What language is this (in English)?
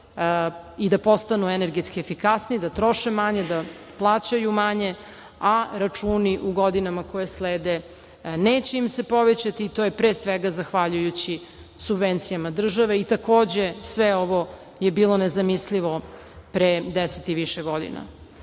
Serbian